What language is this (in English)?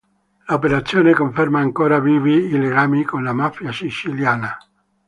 Italian